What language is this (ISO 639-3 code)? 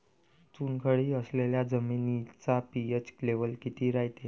mar